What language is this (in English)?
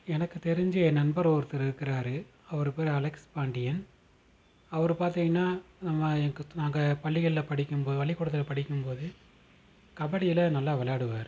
Tamil